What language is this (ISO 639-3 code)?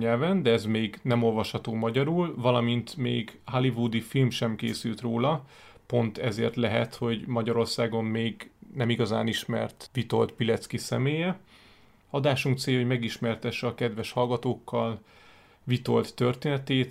hun